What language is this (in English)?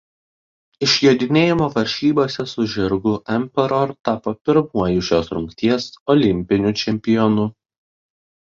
Lithuanian